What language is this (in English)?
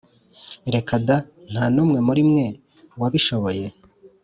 Kinyarwanda